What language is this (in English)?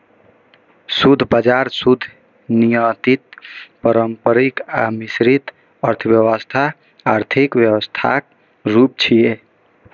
Maithili